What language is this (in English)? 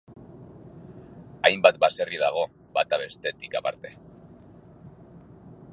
Basque